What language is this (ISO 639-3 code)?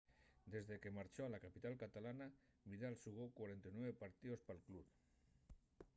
ast